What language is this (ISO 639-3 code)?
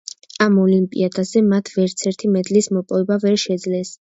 kat